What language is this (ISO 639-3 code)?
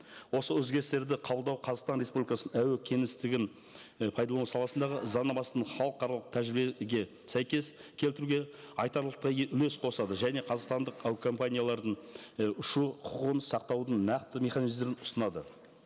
kaz